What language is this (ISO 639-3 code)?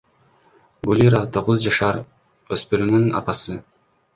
kir